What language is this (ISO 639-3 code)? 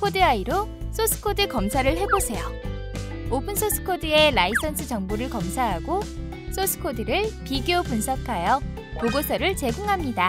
kor